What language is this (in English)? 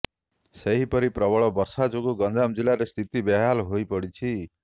Odia